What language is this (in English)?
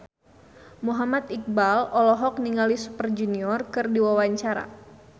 Sundanese